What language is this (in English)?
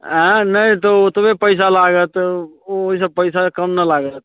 Maithili